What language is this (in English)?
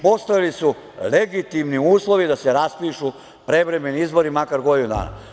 Serbian